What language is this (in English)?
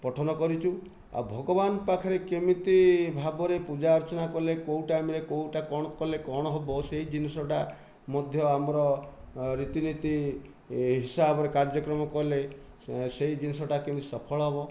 Odia